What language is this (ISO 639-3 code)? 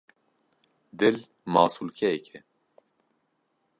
kur